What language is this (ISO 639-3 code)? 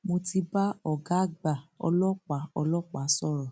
yor